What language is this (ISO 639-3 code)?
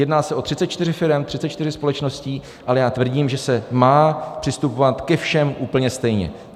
ces